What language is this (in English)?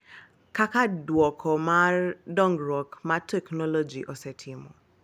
Luo (Kenya and Tanzania)